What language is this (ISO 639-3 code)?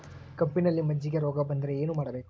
kan